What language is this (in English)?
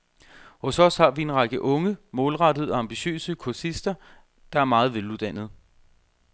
Danish